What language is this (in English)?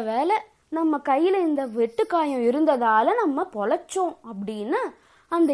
Tamil